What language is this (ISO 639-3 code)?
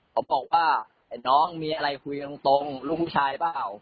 tha